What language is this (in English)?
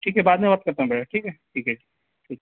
Urdu